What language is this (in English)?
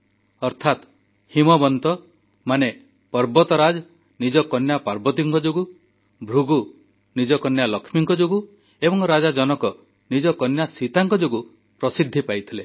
Odia